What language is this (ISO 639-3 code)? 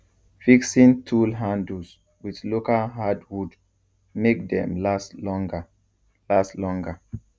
pcm